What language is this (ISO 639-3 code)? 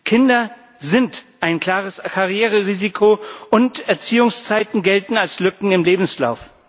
deu